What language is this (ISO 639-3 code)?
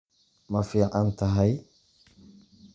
som